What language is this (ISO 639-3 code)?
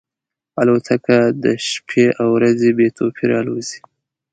pus